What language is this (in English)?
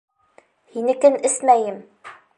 Bashkir